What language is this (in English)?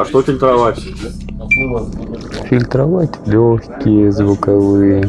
Russian